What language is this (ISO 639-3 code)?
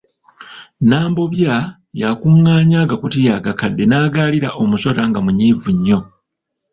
lug